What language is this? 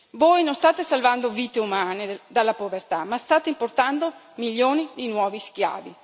Italian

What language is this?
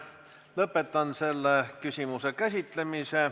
Estonian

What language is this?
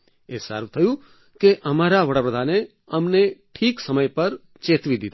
Gujarati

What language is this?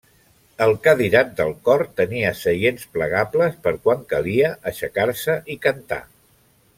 Catalan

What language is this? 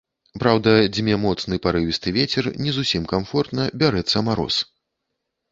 Belarusian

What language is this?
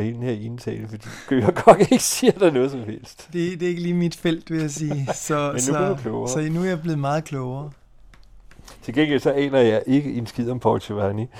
Danish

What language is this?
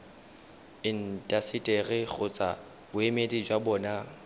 Tswana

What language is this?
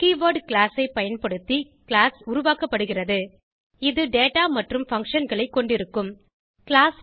Tamil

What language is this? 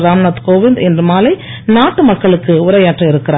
Tamil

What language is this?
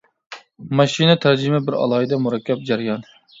Uyghur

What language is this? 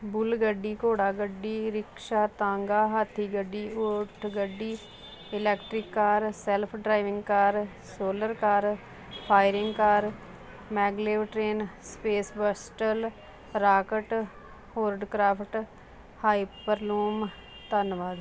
Punjabi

